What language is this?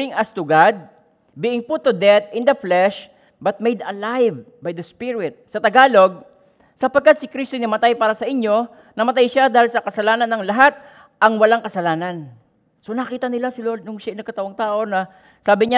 Filipino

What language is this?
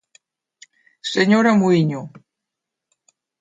Galician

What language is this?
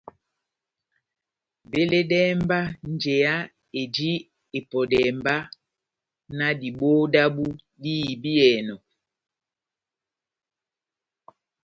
Batanga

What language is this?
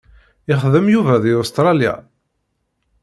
Kabyle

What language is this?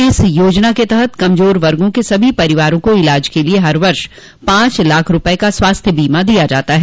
Hindi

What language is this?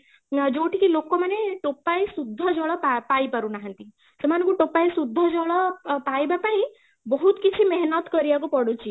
Odia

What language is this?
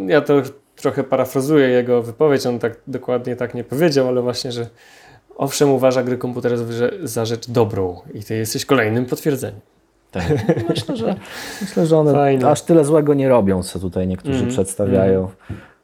Polish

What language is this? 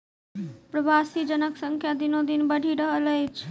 Maithili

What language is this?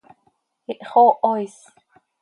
Seri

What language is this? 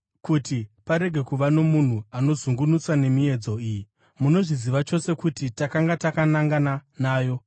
Shona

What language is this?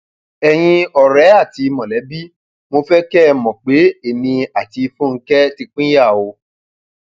Yoruba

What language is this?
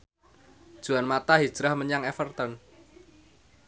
Javanese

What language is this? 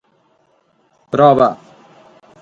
Sardinian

